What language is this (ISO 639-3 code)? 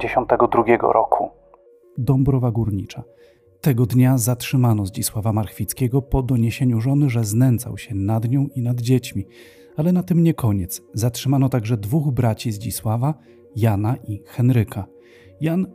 pol